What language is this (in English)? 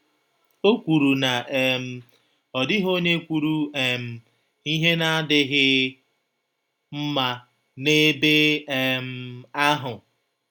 Igbo